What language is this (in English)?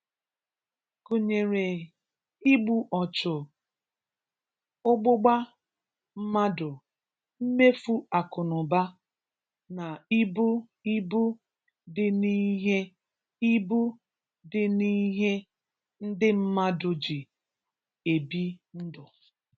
Igbo